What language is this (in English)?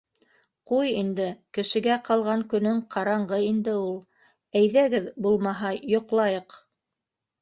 Bashkir